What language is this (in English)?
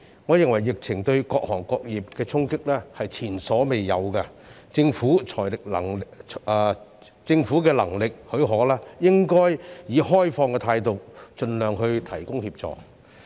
Cantonese